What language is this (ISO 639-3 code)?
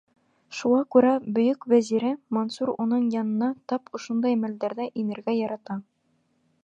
bak